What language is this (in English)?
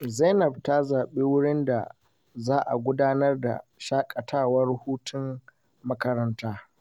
Hausa